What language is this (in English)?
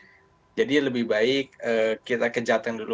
Indonesian